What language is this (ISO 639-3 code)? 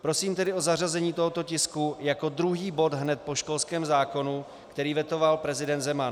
ces